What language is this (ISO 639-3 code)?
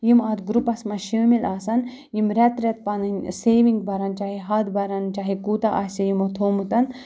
kas